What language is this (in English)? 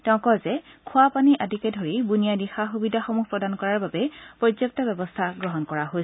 Assamese